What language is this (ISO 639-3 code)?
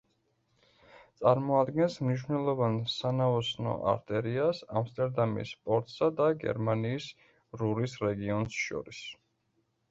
kat